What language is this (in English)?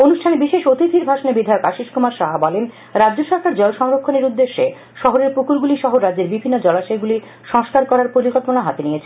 Bangla